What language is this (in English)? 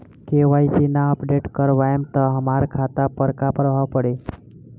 Bhojpuri